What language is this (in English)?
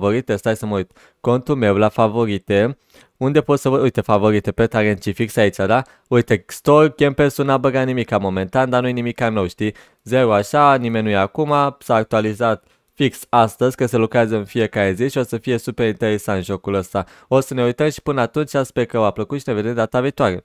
Romanian